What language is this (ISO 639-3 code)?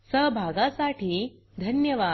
mar